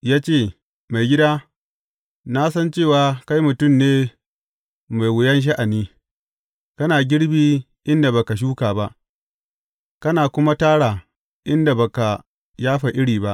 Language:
Hausa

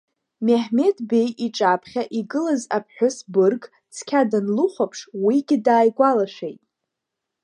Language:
Abkhazian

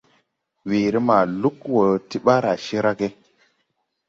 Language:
Tupuri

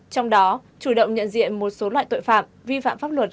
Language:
Vietnamese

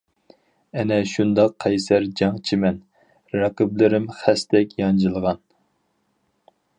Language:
Uyghur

